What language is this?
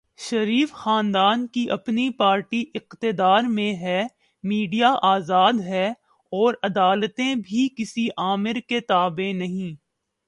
Urdu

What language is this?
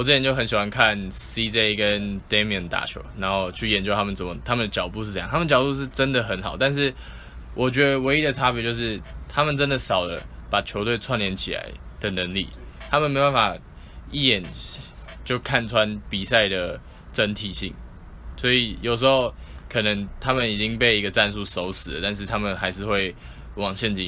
Chinese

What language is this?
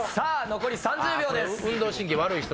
Japanese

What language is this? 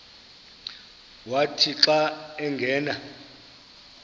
Xhosa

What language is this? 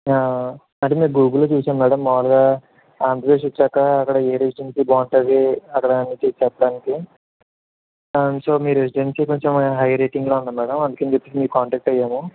Telugu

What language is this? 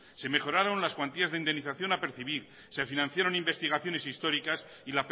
Spanish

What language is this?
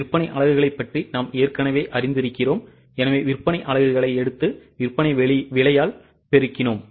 Tamil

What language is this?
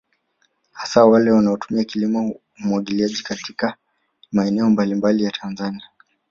Swahili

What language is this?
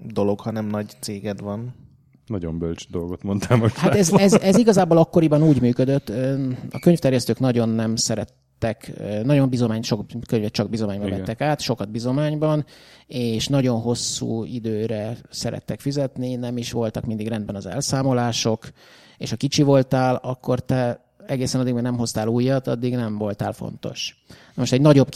Hungarian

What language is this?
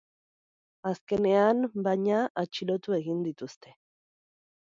Basque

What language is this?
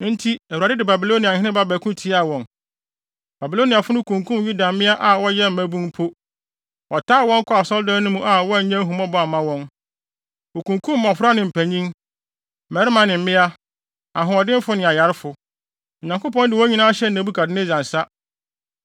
Akan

